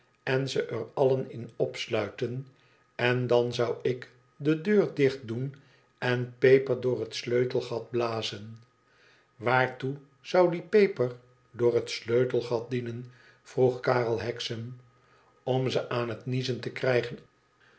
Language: Dutch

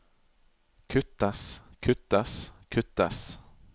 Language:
Norwegian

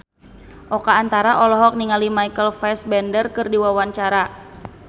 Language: Sundanese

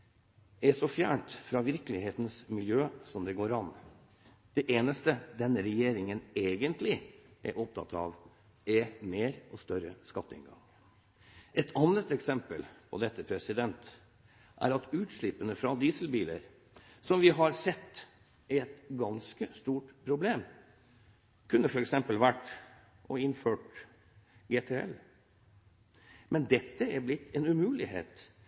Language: Norwegian Bokmål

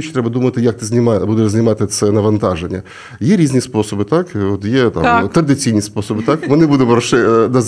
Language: Ukrainian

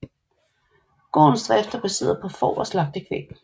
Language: Danish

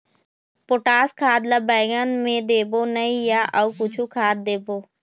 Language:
Chhattisgarhi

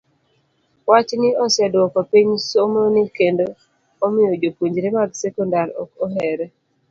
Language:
Luo (Kenya and Tanzania)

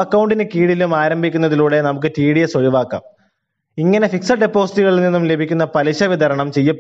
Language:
Malayalam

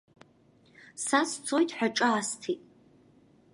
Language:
Abkhazian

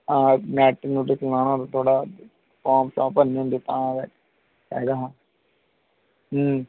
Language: Dogri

